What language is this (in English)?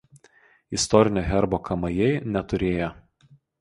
Lithuanian